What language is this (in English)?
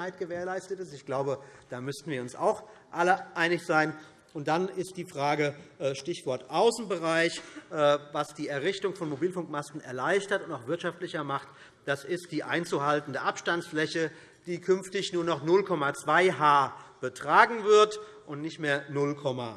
German